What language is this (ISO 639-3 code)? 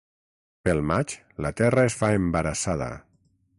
cat